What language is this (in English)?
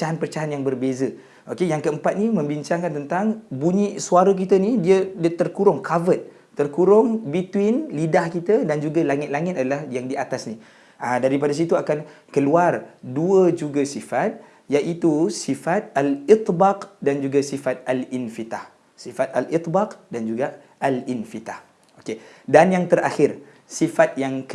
Malay